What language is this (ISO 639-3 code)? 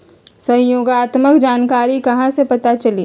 mag